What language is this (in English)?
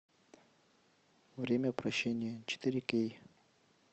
Russian